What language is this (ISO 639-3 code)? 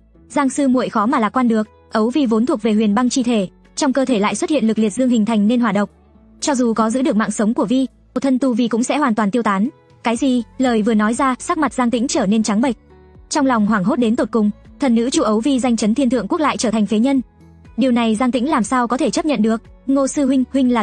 vie